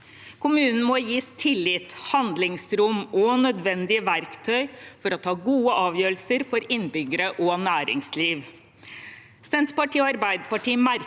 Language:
Norwegian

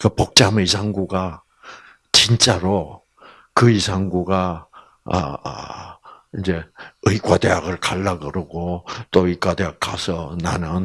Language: Korean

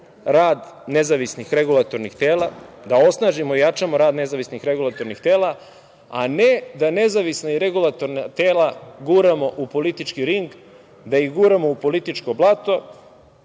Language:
Serbian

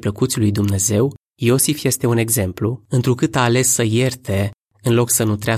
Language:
Romanian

